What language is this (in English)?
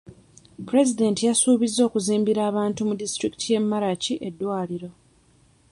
Ganda